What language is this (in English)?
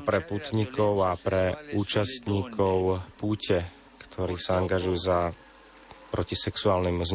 Slovak